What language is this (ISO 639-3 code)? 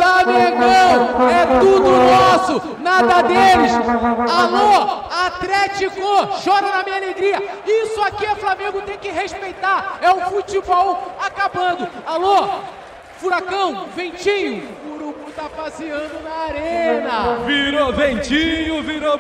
por